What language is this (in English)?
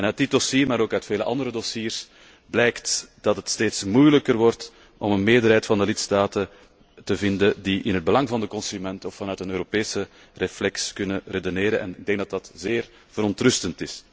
Dutch